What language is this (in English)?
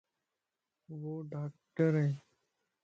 Lasi